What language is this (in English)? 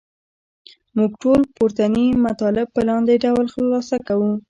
Pashto